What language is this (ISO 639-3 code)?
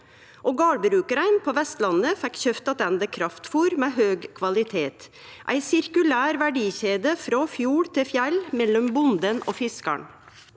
nor